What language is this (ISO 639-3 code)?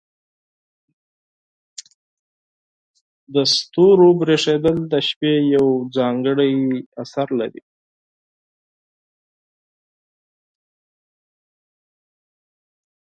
pus